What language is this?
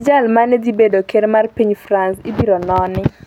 Luo (Kenya and Tanzania)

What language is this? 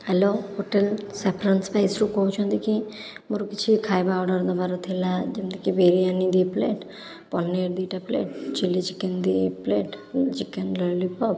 Odia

